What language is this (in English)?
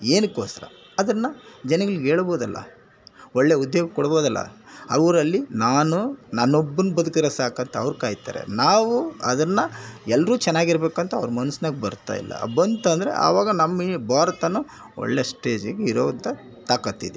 Kannada